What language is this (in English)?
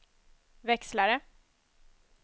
Swedish